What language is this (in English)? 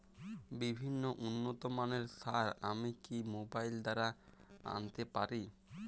Bangla